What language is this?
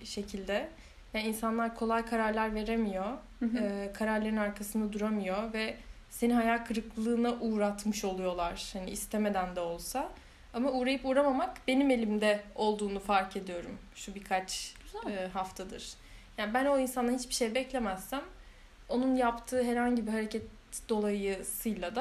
Turkish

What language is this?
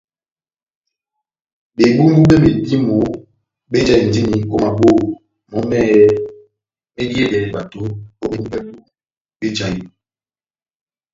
Batanga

